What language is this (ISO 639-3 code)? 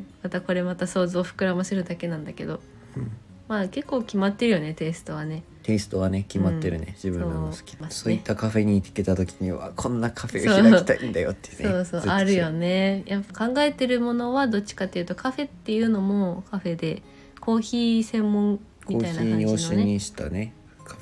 jpn